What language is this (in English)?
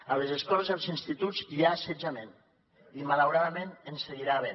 Catalan